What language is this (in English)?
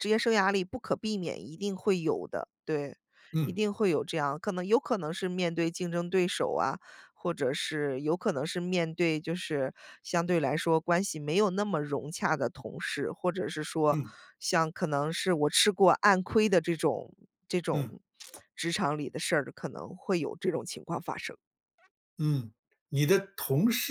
Chinese